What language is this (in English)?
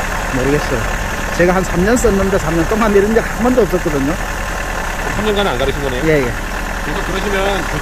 Korean